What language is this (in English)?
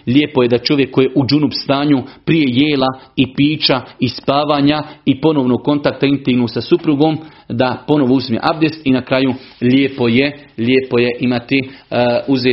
Croatian